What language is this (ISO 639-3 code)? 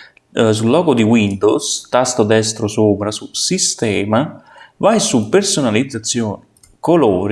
ita